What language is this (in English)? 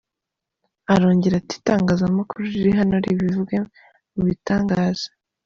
Kinyarwanda